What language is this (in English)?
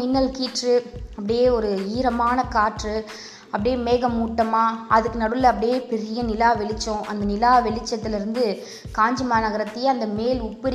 Tamil